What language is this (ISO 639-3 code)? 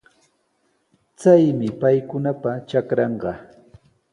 qws